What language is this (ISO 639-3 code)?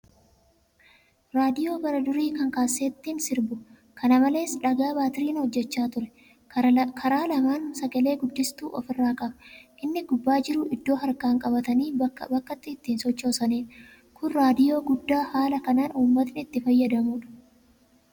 orm